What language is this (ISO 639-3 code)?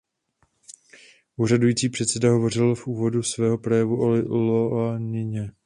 ces